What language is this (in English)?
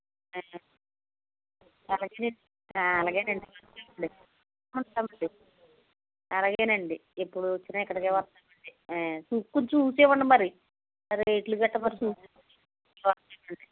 Telugu